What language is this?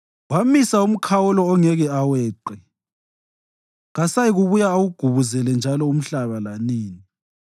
North Ndebele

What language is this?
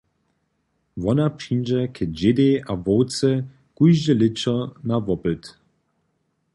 Upper Sorbian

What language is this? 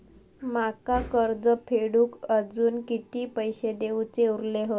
Marathi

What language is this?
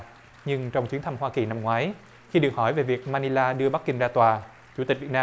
Vietnamese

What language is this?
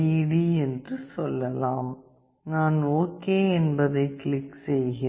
Tamil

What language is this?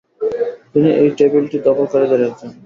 Bangla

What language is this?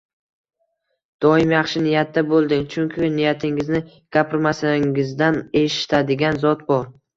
Uzbek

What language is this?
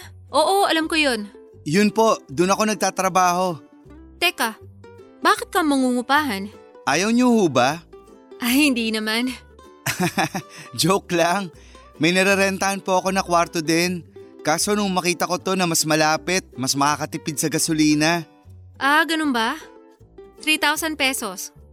Filipino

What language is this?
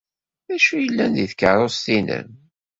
Kabyle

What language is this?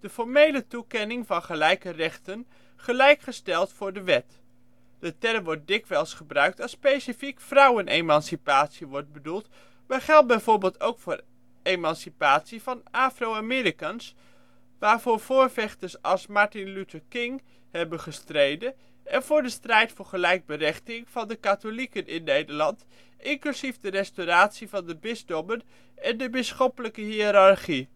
Dutch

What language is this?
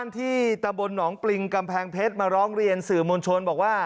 Thai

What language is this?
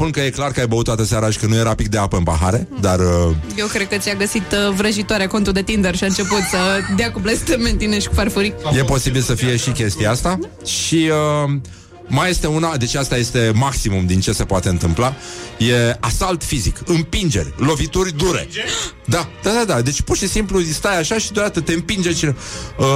Romanian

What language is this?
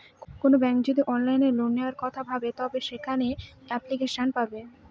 Bangla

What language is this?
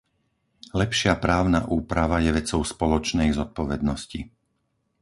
Slovak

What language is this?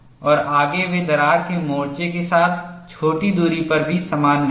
Hindi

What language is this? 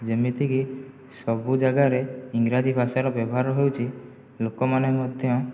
Odia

